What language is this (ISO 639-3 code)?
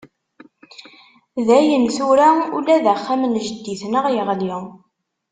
kab